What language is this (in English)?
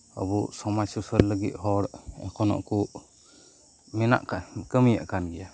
Santali